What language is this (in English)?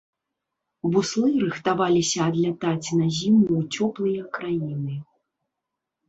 Belarusian